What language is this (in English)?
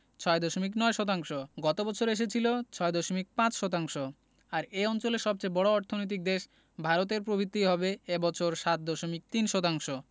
Bangla